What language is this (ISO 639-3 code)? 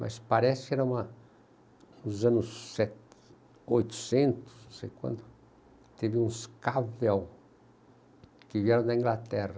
por